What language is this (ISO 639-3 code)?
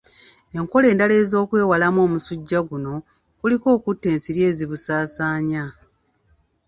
lug